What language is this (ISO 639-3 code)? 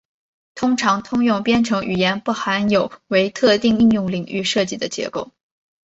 zho